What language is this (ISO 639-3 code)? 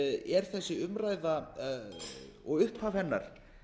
isl